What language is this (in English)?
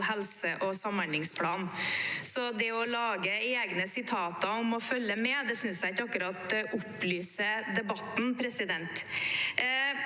Norwegian